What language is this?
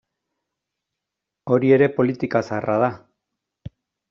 Basque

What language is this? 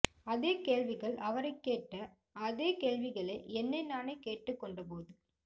Tamil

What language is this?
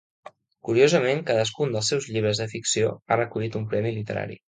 Catalan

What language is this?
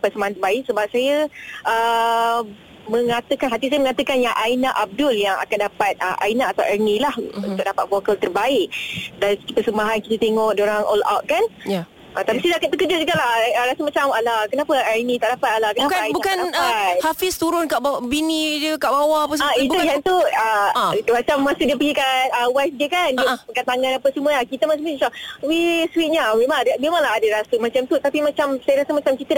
Malay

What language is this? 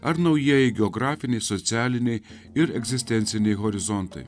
Lithuanian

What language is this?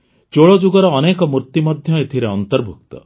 Odia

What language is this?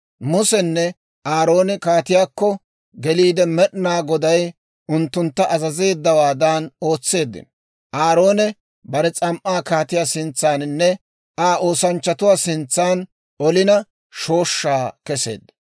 Dawro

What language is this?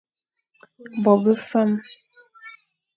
Fang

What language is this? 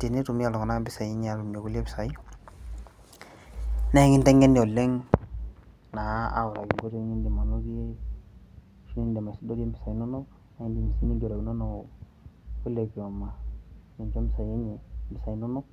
Masai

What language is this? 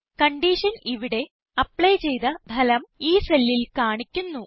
Malayalam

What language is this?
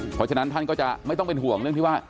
Thai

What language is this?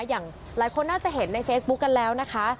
Thai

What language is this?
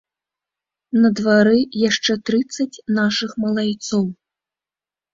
Belarusian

